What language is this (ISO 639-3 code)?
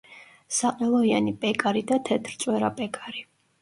kat